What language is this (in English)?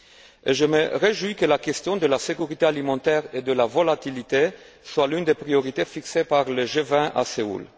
French